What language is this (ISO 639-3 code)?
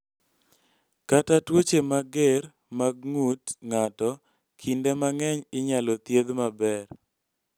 luo